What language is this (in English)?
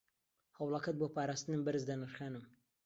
Central Kurdish